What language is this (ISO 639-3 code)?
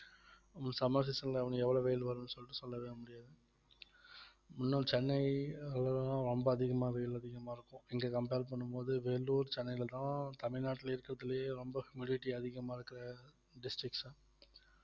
tam